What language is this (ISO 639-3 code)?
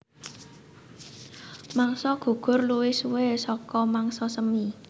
jav